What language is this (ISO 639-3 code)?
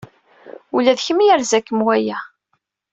kab